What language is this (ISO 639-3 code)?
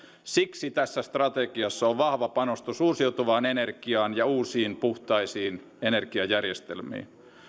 fin